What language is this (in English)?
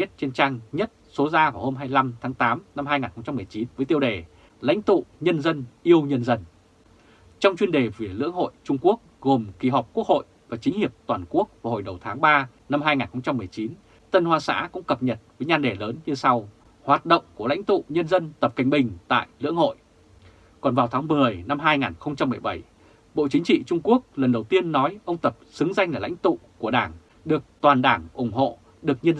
Vietnamese